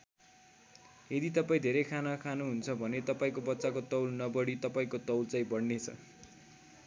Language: Nepali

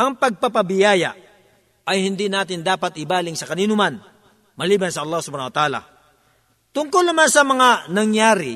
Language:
Filipino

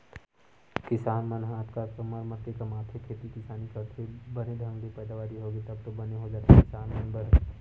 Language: Chhattisgarhi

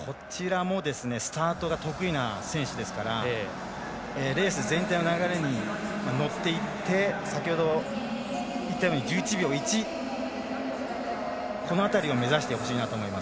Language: Japanese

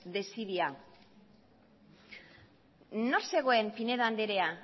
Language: Basque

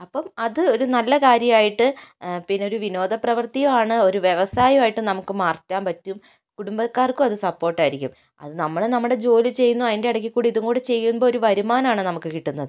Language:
Malayalam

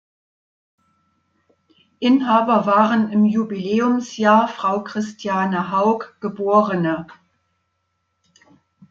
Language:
German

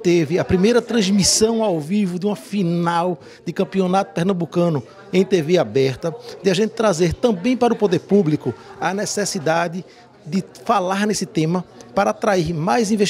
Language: Portuguese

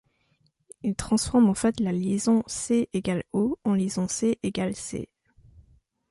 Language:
French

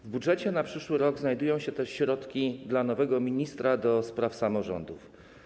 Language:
Polish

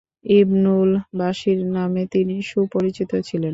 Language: Bangla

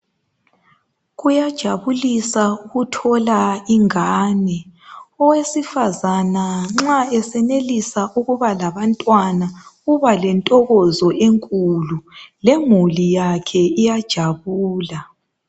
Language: North Ndebele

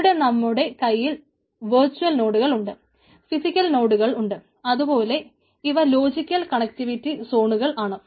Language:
Malayalam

